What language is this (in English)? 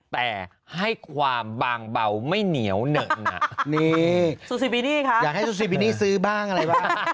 Thai